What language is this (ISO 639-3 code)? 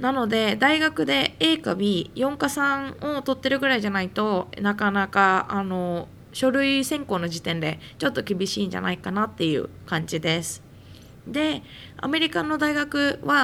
jpn